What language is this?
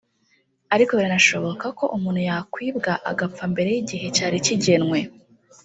Kinyarwanda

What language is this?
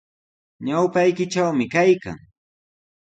Sihuas Ancash Quechua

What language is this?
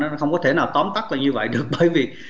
Vietnamese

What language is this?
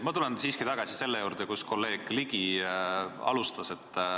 Estonian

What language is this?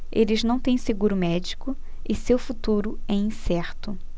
Portuguese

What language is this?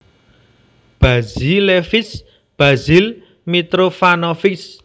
Javanese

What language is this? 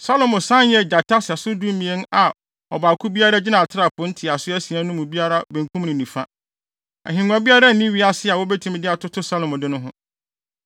Akan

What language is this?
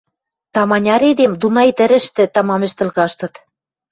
Western Mari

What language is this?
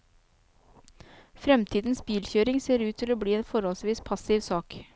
Norwegian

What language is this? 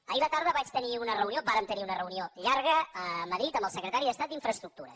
Catalan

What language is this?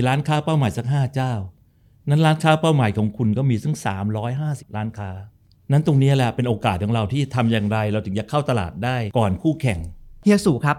Thai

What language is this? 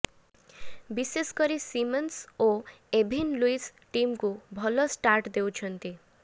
Odia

